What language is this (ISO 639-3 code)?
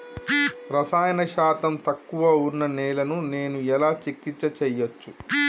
tel